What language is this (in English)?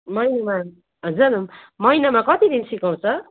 Nepali